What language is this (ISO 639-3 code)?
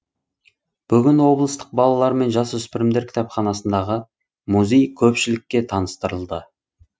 kaz